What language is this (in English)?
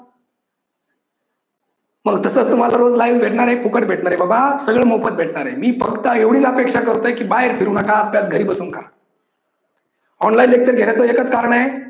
Marathi